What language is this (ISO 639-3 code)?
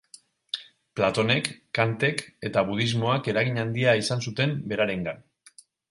eus